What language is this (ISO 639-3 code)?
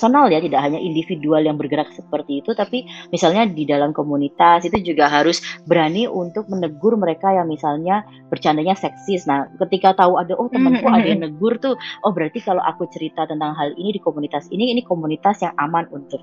ind